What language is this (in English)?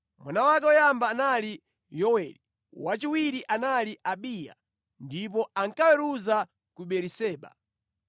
Nyanja